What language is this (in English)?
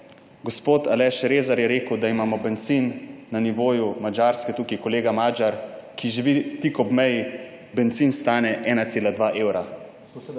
Slovenian